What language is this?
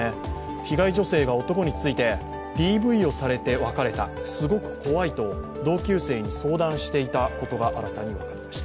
Japanese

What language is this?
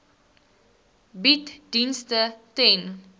Afrikaans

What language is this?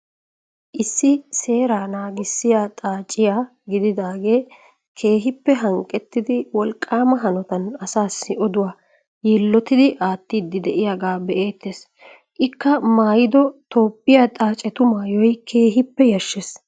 Wolaytta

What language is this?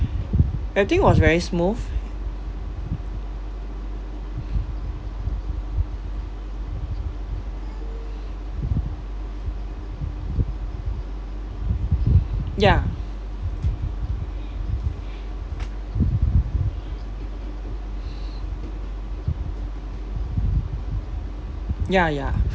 English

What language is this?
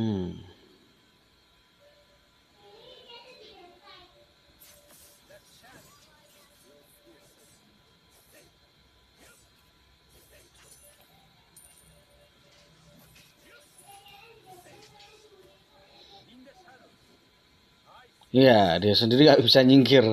Indonesian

